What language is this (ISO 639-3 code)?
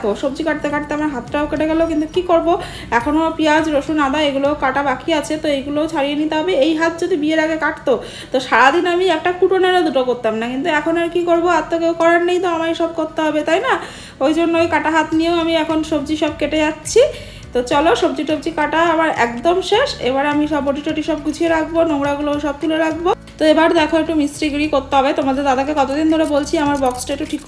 ben